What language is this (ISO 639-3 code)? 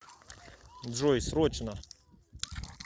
rus